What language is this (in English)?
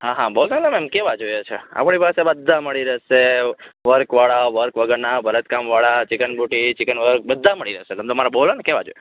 Gujarati